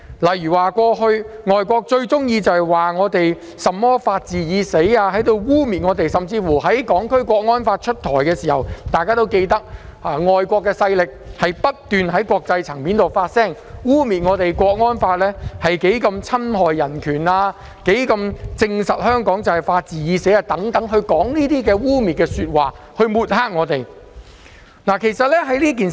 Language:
Cantonese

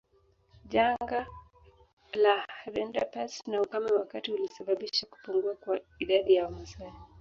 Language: Swahili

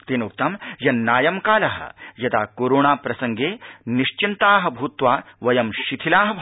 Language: Sanskrit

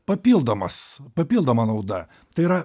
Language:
Lithuanian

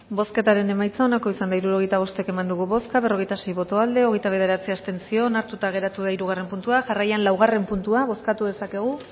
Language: Basque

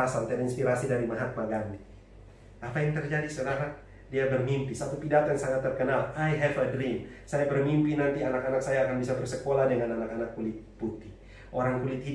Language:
Indonesian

